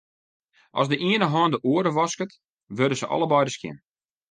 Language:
Western Frisian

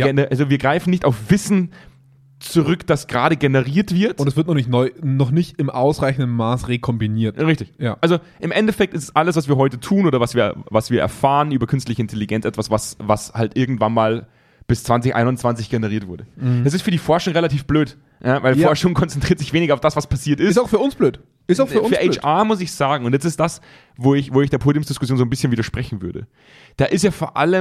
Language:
German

